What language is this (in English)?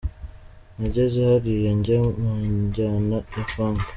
Kinyarwanda